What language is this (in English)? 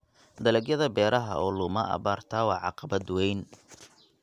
Somali